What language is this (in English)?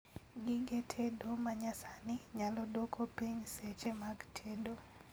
Luo (Kenya and Tanzania)